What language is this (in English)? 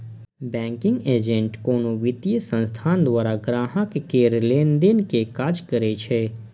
Maithili